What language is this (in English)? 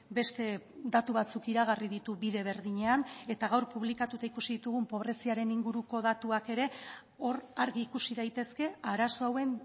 Basque